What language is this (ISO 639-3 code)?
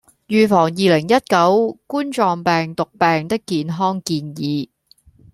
yue